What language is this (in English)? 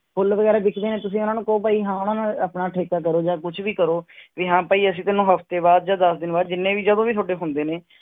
Punjabi